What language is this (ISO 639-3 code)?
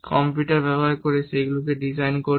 ben